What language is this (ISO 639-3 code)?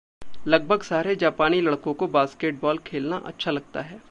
hin